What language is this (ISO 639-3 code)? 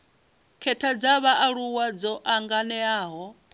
ven